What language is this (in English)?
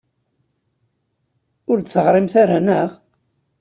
Kabyle